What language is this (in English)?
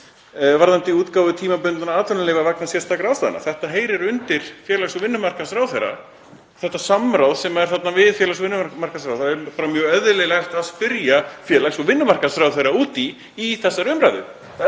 Icelandic